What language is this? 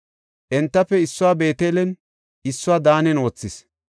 Gofa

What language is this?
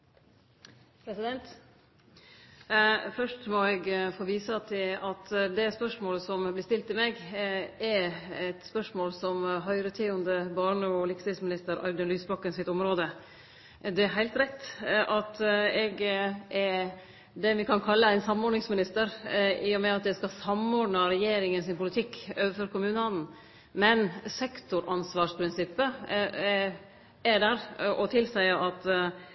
Norwegian Nynorsk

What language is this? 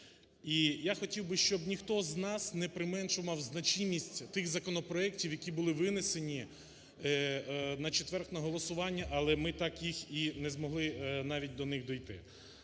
Ukrainian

